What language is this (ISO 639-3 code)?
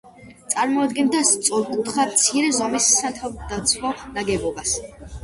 kat